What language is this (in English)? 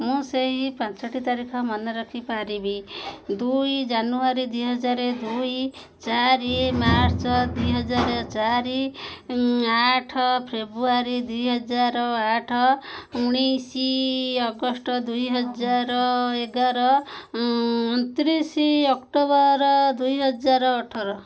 Odia